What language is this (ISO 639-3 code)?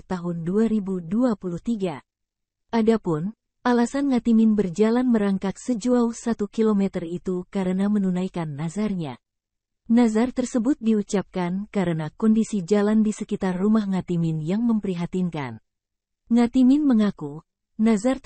ind